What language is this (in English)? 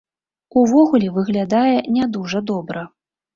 Belarusian